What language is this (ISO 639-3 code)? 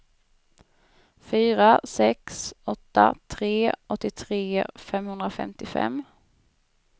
swe